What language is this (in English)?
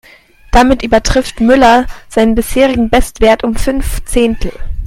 German